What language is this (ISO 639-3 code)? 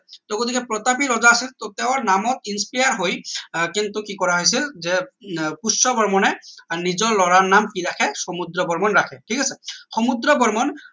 asm